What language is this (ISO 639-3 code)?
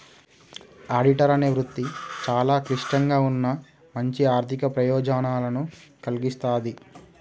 tel